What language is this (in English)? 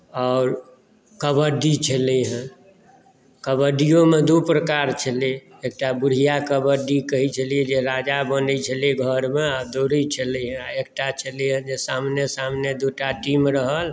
Maithili